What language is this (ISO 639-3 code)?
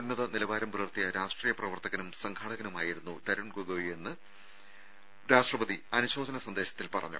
mal